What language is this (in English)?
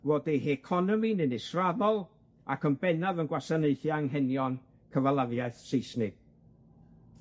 Welsh